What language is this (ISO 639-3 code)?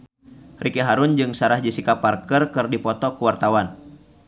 sun